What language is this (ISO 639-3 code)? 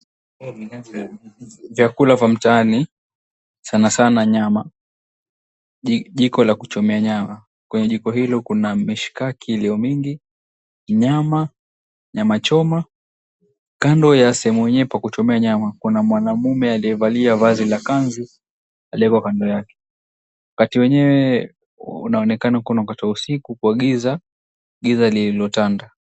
swa